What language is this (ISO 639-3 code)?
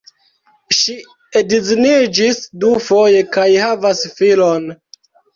epo